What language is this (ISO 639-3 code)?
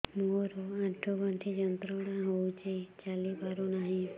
ori